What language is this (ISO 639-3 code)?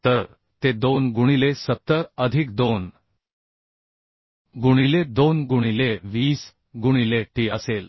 mar